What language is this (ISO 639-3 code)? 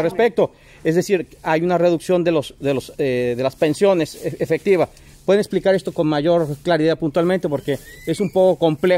spa